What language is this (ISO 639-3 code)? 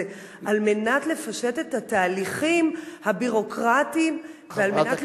heb